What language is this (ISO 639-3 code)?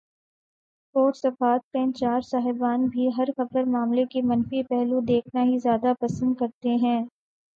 urd